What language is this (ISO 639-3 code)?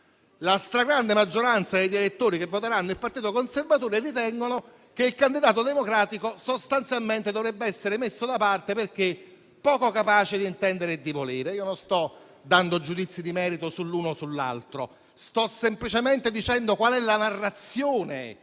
ita